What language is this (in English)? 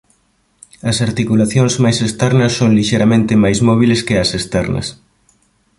Galician